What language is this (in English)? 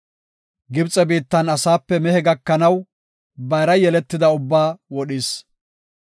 Gofa